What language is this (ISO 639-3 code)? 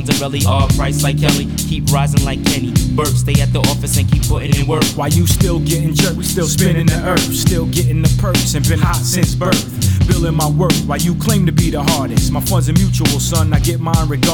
ces